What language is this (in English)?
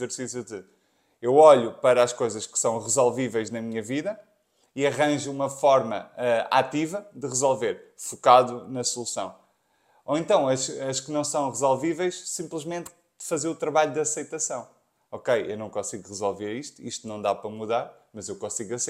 Portuguese